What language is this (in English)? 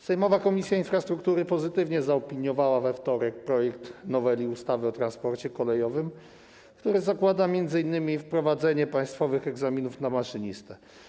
Polish